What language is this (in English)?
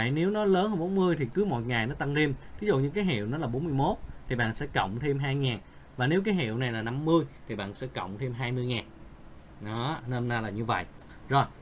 Vietnamese